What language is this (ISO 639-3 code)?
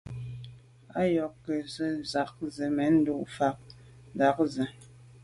byv